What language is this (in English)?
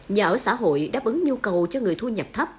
Vietnamese